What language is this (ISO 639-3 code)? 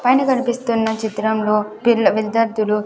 tel